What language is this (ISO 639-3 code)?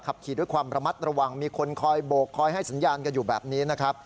tha